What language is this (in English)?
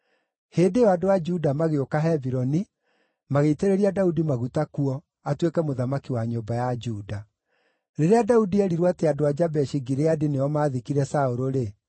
Kikuyu